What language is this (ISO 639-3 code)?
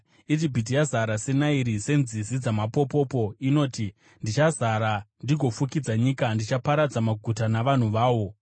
sna